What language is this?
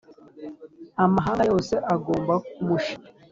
Kinyarwanda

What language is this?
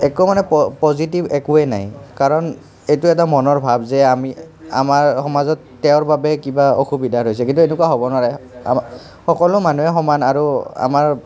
Assamese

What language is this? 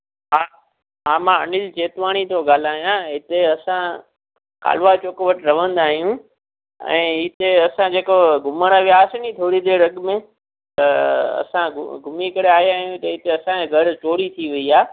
Sindhi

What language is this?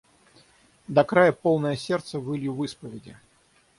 Russian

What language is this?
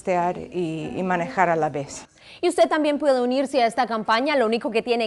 Spanish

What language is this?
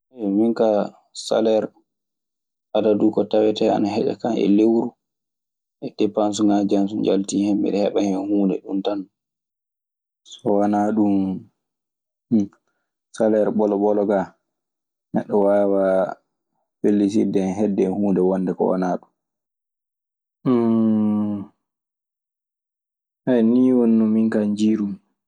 Maasina Fulfulde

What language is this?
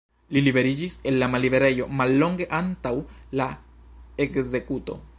Esperanto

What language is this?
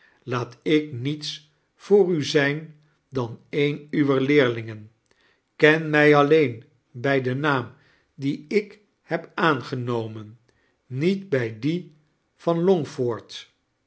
Dutch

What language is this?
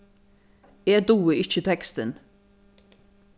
Faroese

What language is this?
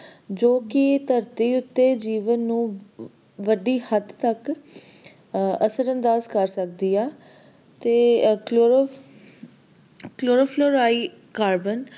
Punjabi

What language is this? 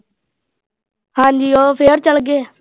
Punjabi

